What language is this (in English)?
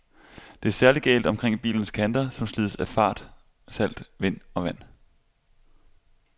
Danish